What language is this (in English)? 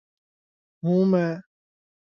Urdu